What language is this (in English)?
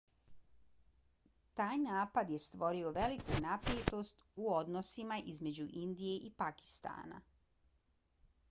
Bosnian